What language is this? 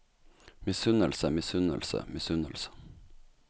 Norwegian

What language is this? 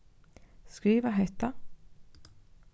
Faroese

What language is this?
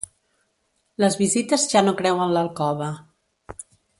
Catalan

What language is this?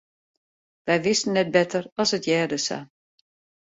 Western Frisian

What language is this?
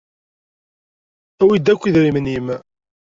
Kabyle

